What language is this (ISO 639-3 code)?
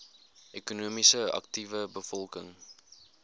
afr